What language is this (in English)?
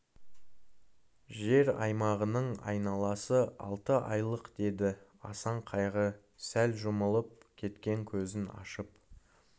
Kazakh